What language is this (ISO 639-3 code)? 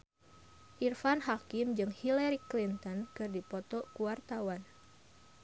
sun